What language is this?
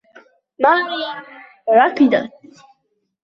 Arabic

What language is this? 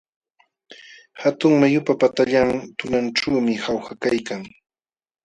Jauja Wanca Quechua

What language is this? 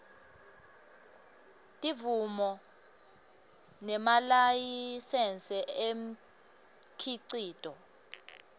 Swati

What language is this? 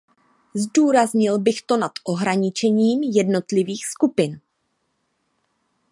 Czech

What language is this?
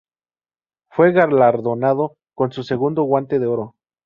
Spanish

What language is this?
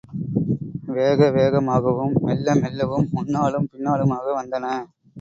Tamil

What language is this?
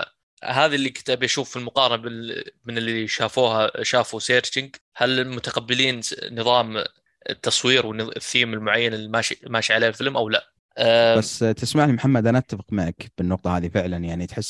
Arabic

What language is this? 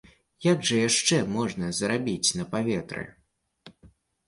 Belarusian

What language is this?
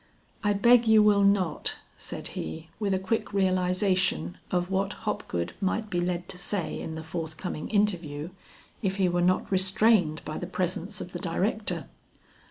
English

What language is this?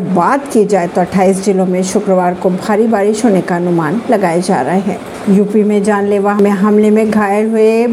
Hindi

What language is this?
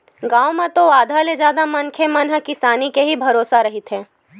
Chhattisgarhi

